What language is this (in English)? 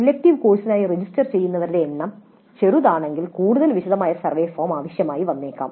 Malayalam